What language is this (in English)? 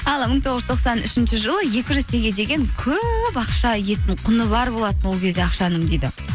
Kazakh